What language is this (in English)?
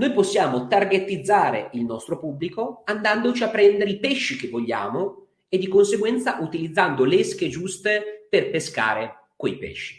Italian